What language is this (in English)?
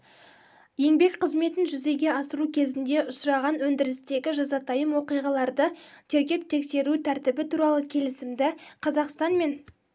Kazakh